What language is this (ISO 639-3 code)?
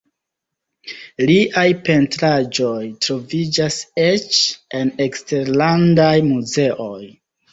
epo